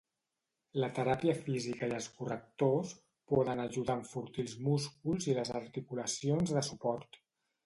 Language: Catalan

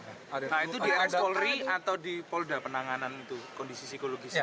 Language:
Indonesian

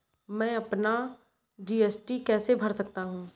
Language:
Hindi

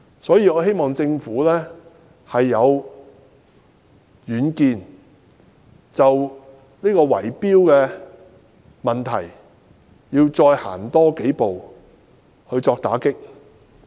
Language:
Cantonese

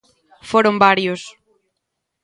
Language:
Galician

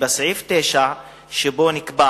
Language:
Hebrew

